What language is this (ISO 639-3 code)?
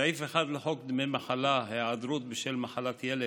heb